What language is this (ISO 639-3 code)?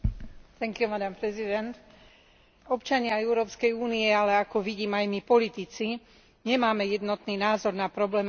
slk